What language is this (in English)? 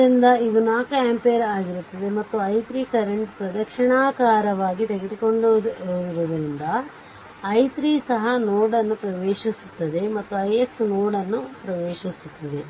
Kannada